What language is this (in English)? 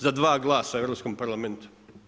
Croatian